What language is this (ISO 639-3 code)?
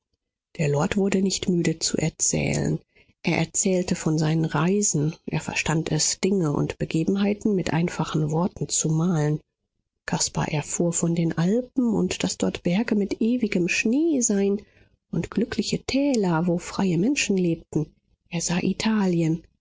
deu